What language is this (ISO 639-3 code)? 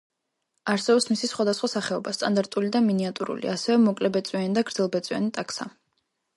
kat